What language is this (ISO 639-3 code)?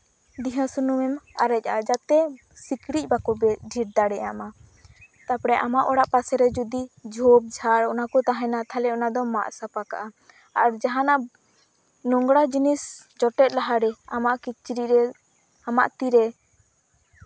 sat